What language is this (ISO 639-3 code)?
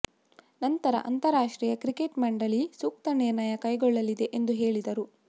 kan